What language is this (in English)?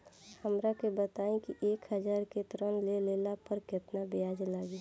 Bhojpuri